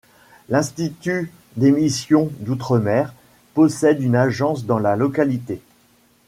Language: French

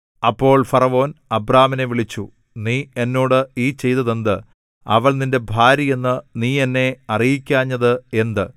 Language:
Malayalam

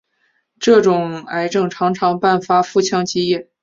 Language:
Chinese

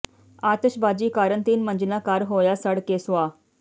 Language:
Punjabi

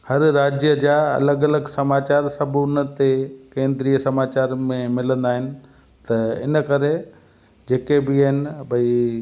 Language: Sindhi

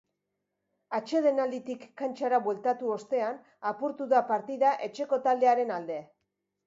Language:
Basque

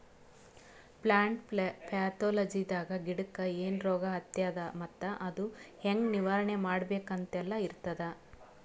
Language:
Kannada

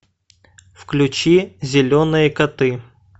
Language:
Russian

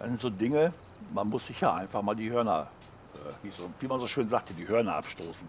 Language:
German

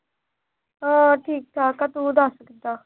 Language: Punjabi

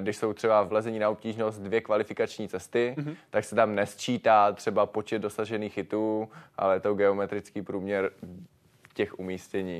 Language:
Czech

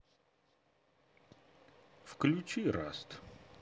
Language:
Russian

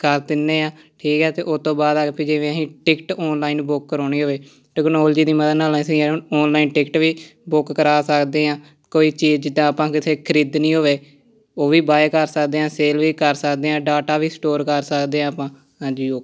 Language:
Punjabi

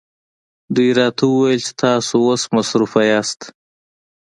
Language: Pashto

